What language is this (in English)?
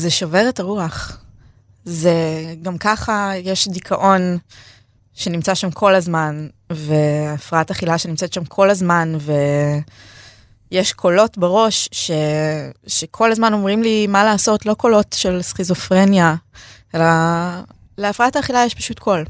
Hebrew